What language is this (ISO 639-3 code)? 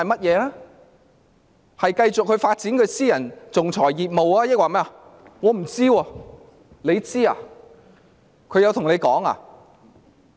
yue